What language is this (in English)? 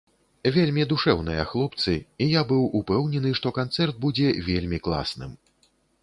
Belarusian